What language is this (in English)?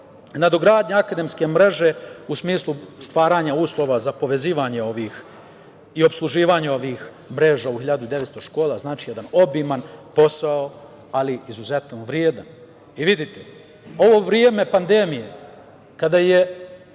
Serbian